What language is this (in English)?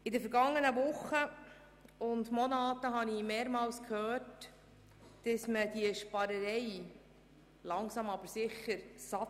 Swiss German